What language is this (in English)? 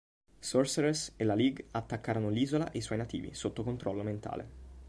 Italian